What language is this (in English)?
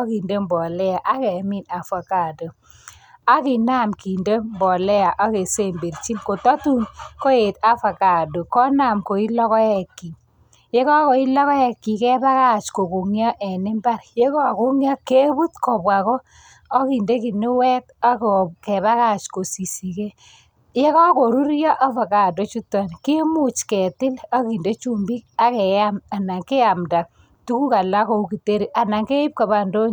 Kalenjin